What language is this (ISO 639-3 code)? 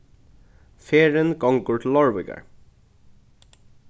fao